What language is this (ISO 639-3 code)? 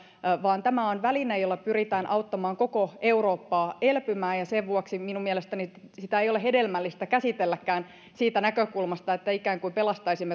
fin